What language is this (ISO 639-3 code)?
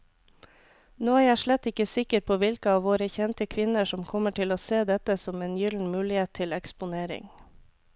nor